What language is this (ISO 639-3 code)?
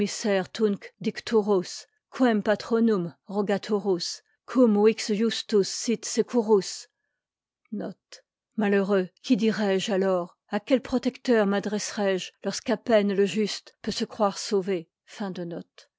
fra